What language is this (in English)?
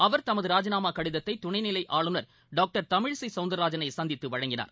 Tamil